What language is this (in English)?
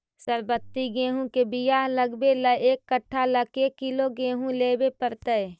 Magahi